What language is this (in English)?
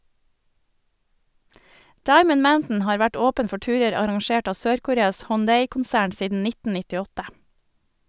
Norwegian